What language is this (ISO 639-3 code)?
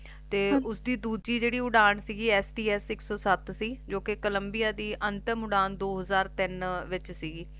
pan